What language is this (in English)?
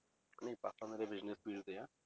Punjabi